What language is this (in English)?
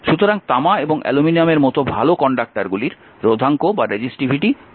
Bangla